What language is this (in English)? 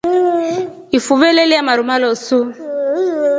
Rombo